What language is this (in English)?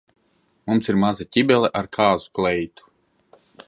Latvian